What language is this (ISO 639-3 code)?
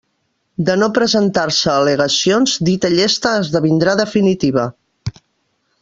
cat